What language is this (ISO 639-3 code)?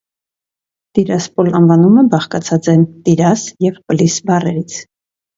hye